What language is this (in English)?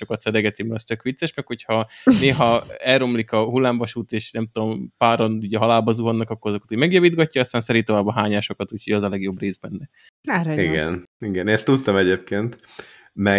Hungarian